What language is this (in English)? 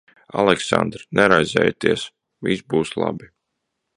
Latvian